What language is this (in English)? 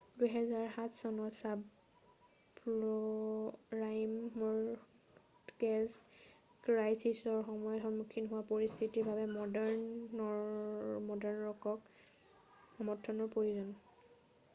Assamese